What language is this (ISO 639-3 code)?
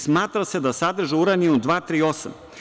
srp